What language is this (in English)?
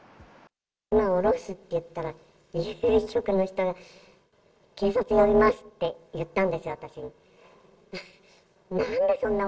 Japanese